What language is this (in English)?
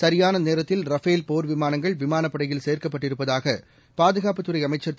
Tamil